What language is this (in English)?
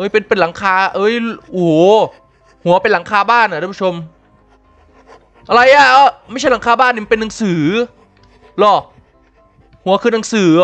Thai